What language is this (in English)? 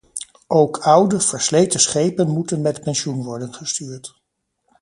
Dutch